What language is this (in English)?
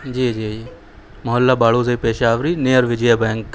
Urdu